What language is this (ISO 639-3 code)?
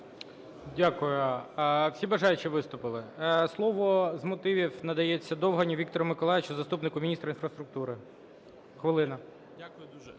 ukr